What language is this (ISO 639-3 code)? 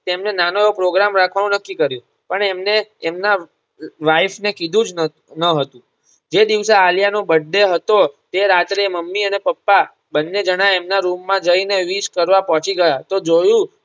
guj